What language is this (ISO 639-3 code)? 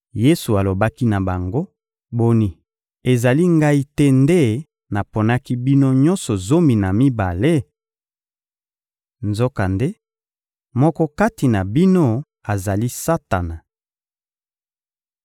lin